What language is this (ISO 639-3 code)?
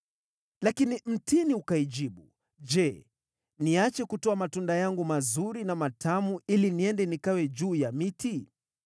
swa